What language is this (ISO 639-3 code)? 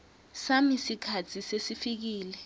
ssw